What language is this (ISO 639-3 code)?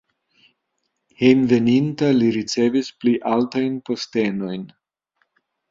epo